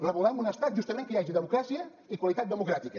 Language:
Catalan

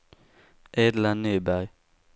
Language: Swedish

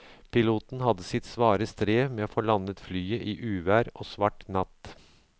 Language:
Norwegian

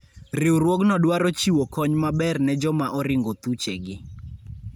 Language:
Luo (Kenya and Tanzania)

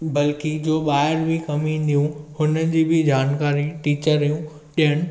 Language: Sindhi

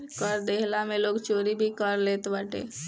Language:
Bhojpuri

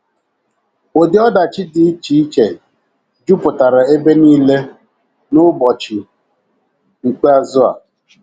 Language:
Igbo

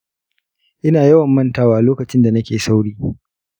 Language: Hausa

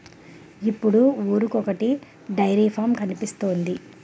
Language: Telugu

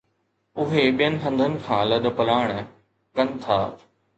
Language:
Sindhi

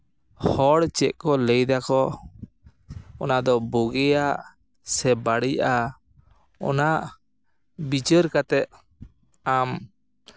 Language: Santali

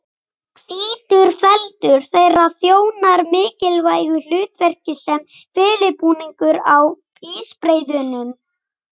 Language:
Icelandic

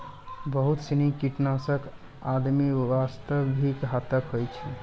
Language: Maithili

